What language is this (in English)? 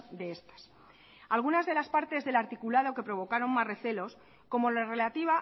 Spanish